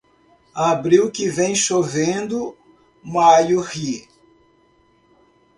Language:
Portuguese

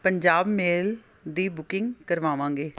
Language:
Punjabi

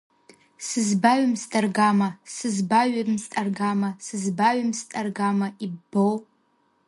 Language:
Abkhazian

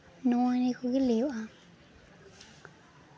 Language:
Santali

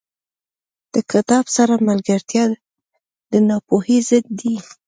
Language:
Pashto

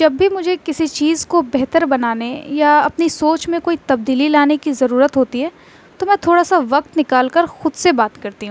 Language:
Urdu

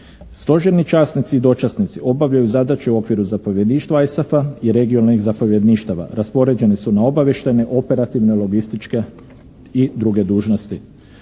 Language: Croatian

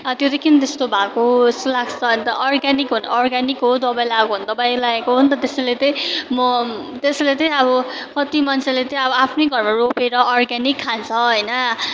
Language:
Nepali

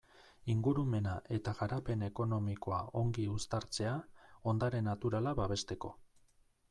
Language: Basque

